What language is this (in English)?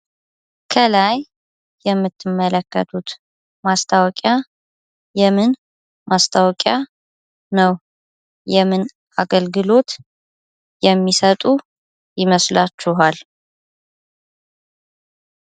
Amharic